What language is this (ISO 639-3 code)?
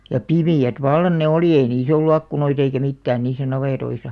fin